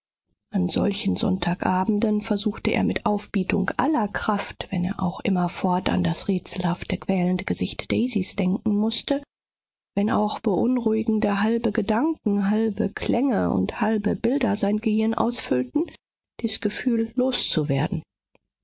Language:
German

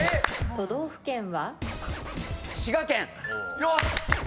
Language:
Japanese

